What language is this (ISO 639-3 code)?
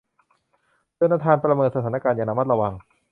tha